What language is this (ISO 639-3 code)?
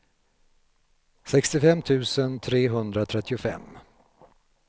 swe